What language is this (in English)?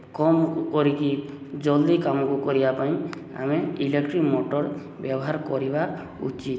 Odia